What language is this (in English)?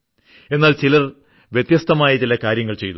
Malayalam